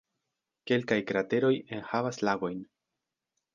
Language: Esperanto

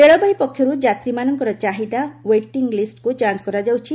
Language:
Odia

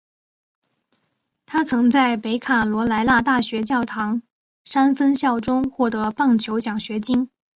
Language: Chinese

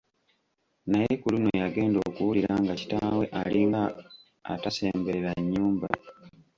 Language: Ganda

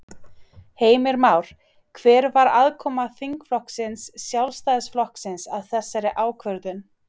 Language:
Icelandic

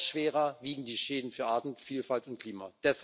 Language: German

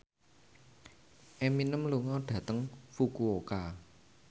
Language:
Javanese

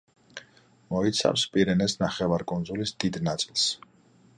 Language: Georgian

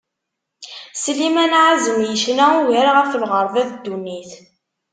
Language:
Kabyle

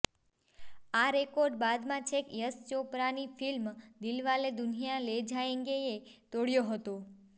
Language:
Gujarati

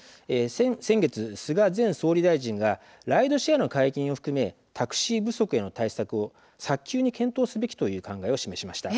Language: Japanese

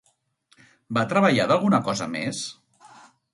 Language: Catalan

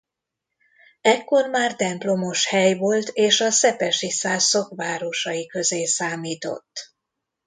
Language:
Hungarian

